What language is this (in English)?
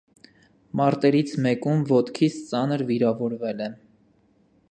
Armenian